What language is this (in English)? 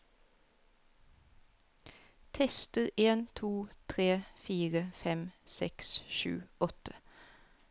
Norwegian